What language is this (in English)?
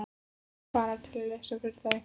Icelandic